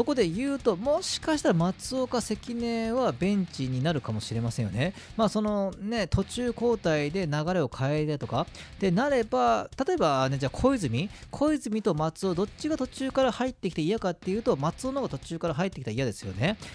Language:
Japanese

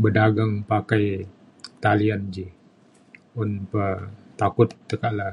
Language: Mainstream Kenyah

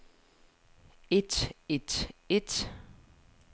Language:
Danish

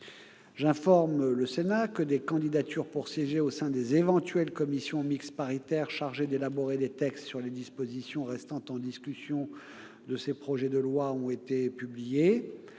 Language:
French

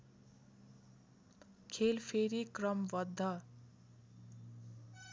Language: Nepali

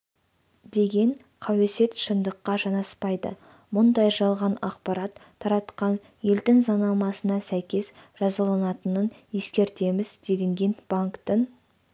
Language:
Kazakh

